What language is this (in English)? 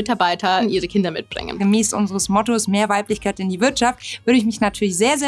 German